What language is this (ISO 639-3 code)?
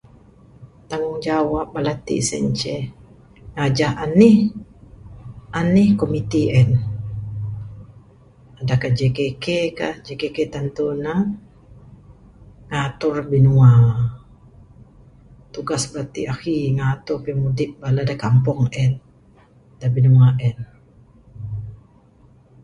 sdo